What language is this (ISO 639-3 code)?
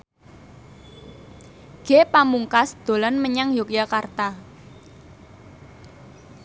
jav